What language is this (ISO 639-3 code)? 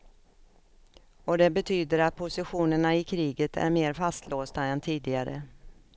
swe